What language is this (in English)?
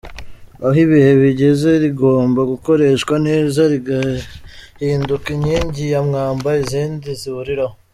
Kinyarwanda